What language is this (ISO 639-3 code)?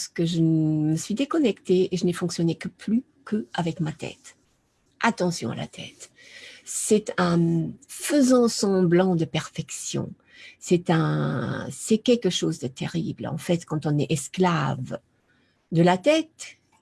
fra